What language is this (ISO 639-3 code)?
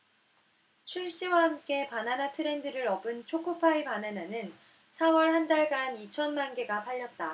kor